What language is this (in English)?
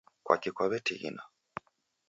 Taita